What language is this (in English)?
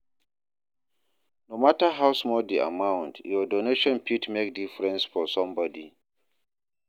Nigerian Pidgin